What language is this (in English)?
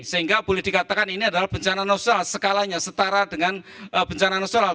Indonesian